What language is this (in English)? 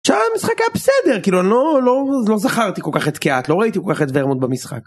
Hebrew